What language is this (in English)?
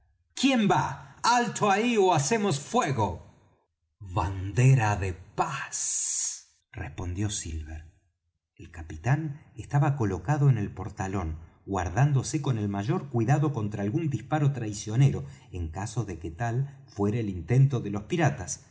Spanish